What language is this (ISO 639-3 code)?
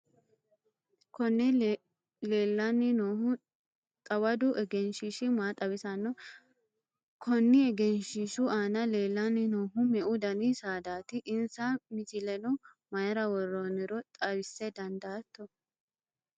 sid